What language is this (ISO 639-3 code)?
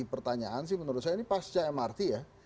ind